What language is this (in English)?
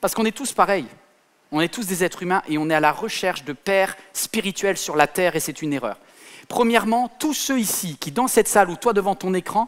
French